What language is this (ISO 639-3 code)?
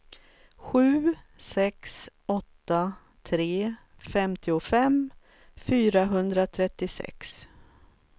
swe